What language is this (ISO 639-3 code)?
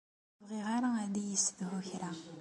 kab